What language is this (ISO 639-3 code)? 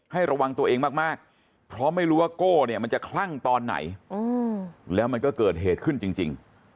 tha